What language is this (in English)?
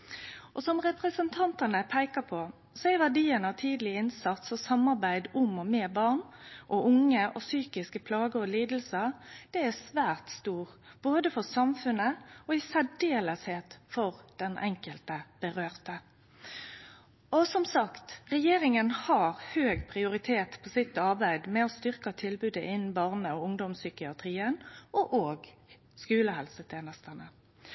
Norwegian Nynorsk